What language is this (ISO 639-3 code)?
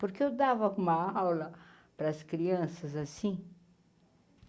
por